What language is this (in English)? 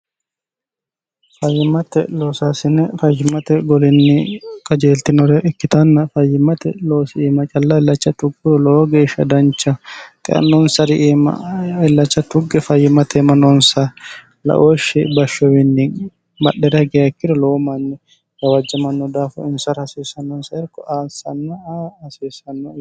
Sidamo